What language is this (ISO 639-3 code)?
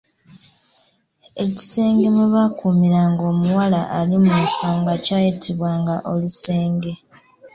lug